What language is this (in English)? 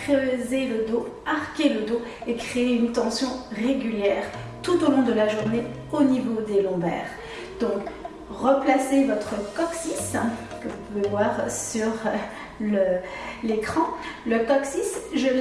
French